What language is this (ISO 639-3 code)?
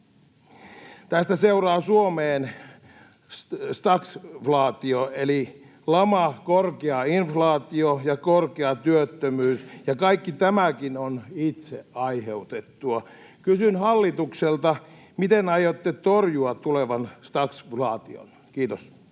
fin